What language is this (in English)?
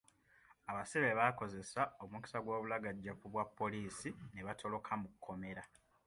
Ganda